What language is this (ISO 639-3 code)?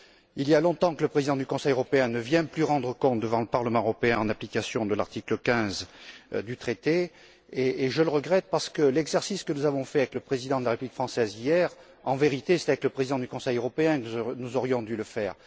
fra